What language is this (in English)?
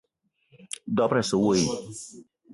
Eton (Cameroon)